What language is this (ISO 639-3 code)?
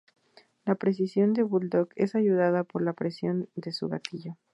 spa